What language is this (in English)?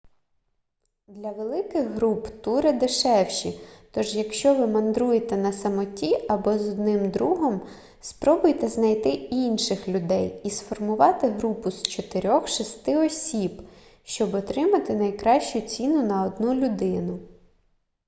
Ukrainian